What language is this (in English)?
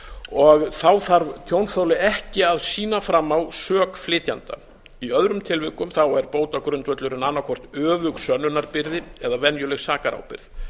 Icelandic